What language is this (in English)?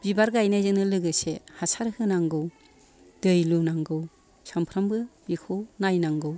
Bodo